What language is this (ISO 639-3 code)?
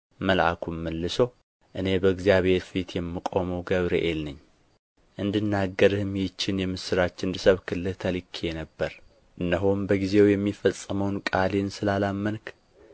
amh